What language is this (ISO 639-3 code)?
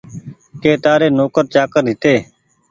gig